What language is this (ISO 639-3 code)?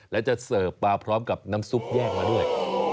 tha